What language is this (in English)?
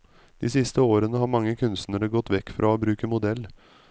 Norwegian